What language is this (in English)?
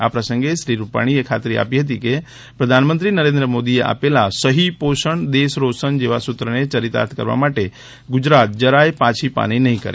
Gujarati